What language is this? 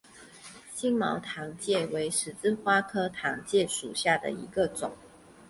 Chinese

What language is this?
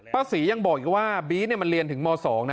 Thai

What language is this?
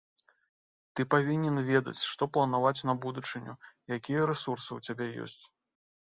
Belarusian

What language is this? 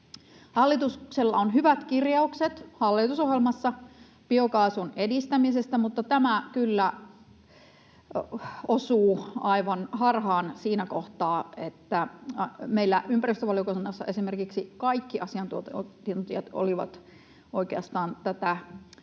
Finnish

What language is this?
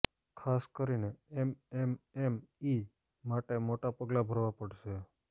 Gujarati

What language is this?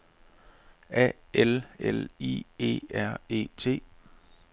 Danish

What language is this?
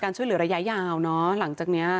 Thai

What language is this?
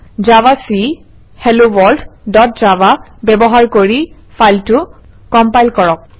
Assamese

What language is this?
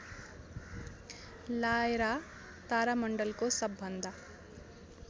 Nepali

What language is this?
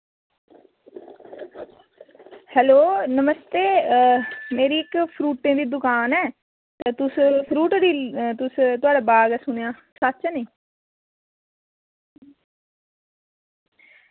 Dogri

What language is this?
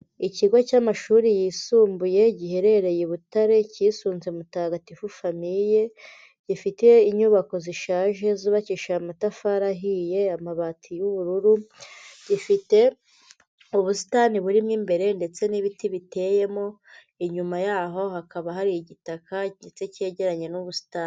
Kinyarwanda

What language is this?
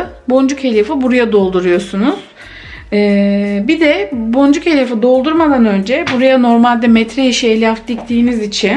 Turkish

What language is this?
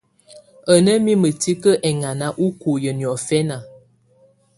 Tunen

